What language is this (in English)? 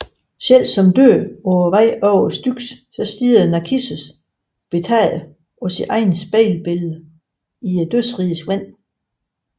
Danish